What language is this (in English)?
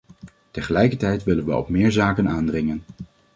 Dutch